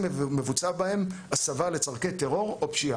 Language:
Hebrew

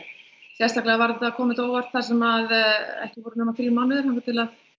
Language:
Icelandic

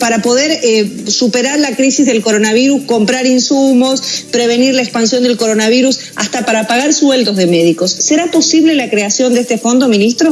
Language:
Spanish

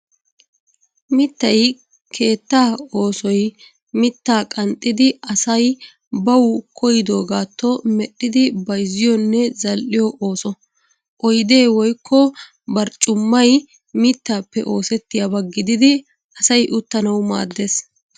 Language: Wolaytta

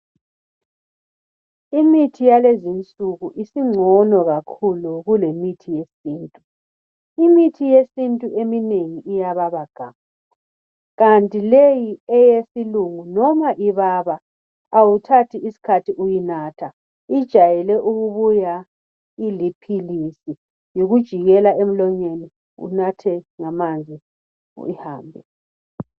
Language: North Ndebele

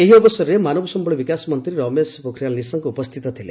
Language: Odia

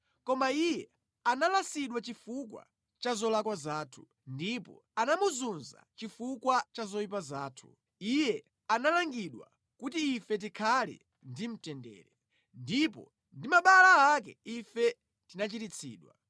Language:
Nyanja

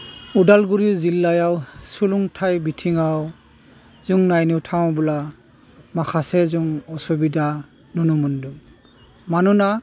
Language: Bodo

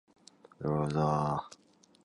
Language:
Japanese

